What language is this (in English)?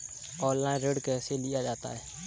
Hindi